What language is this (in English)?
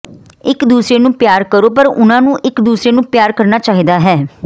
Punjabi